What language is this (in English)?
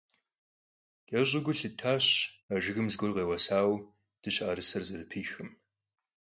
Kabardian